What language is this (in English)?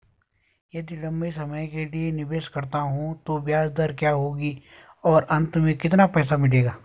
Hindi